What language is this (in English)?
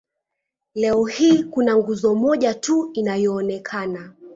Swahili